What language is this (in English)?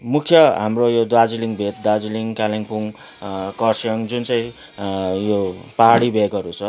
Nepali